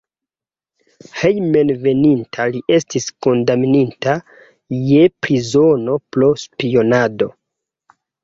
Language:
Esperanto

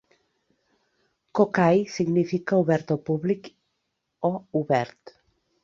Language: Catalan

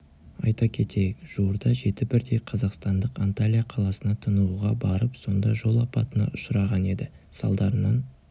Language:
Kazakh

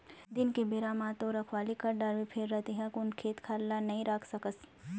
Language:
Chhattisgarhi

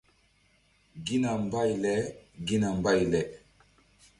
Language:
Mbum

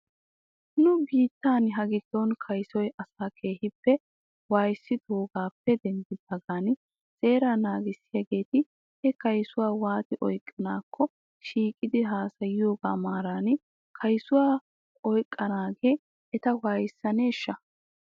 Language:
Wolaytta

